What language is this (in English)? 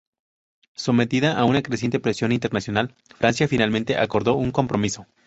Spanish